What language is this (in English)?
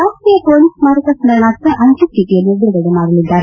Kannada